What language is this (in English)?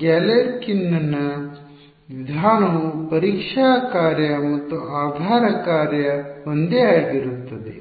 Kannada